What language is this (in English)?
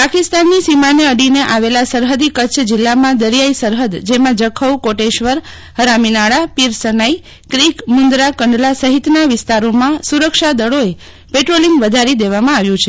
Gujarati